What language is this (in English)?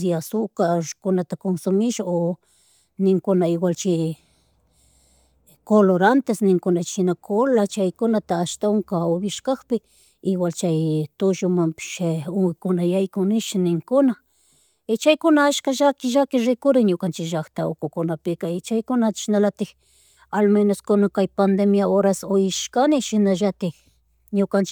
Chimborazo Highland Quichua